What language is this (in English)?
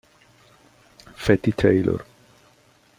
Italian